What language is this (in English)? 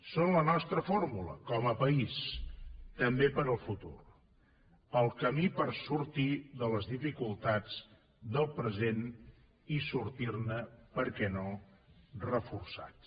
Catalan